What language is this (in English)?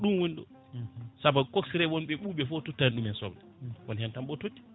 Fula